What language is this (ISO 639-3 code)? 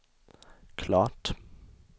swe